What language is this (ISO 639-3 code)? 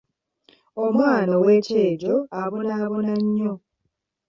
lug